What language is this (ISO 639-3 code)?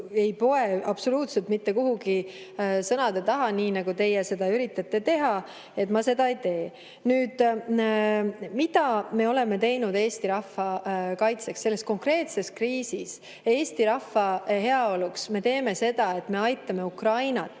est